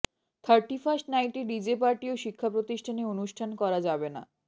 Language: Bangla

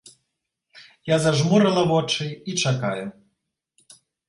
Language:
Belarusian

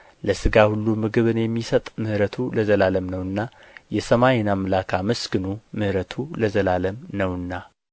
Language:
Amharic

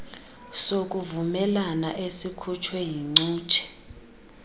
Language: Xhosa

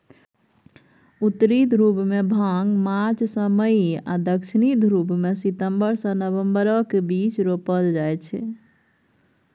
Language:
Maithili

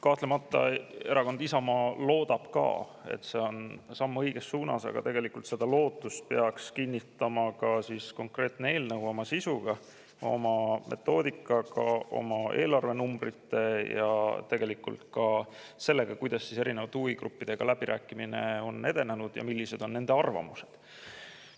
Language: Estonian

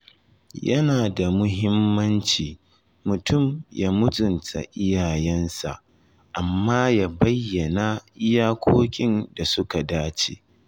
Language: Hausa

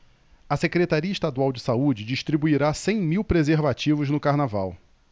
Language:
Portuguese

